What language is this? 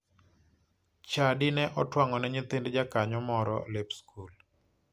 Luo (Kenya and Tanzania)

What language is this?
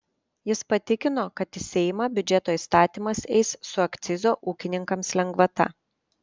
Lithuanian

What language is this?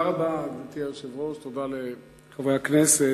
Hebrew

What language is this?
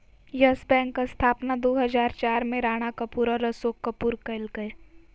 Magahi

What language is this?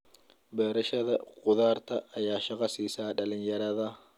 Somali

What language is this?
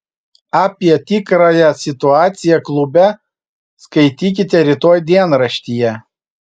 Lithuanian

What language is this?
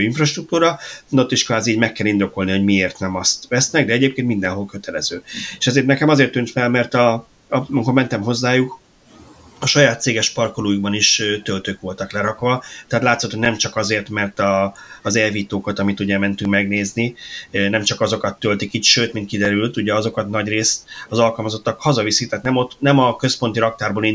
Hungarian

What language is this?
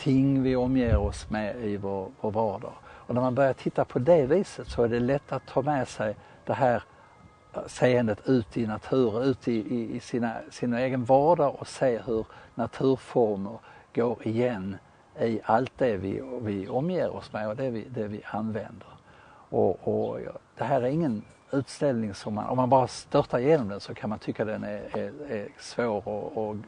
Swedish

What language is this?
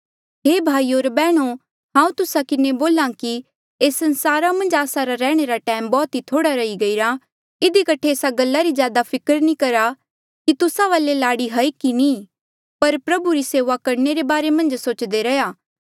Mandeali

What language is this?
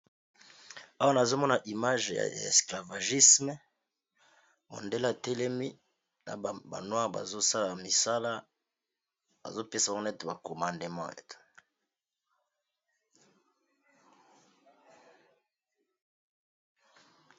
Lingala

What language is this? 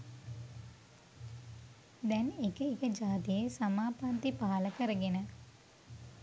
Sinhala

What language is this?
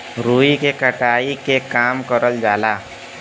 Bhojpuri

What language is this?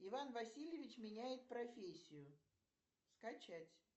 Russian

